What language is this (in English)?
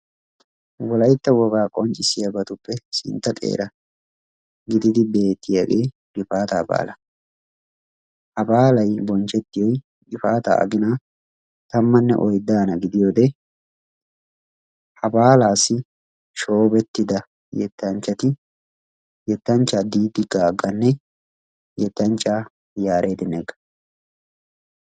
Wolaytta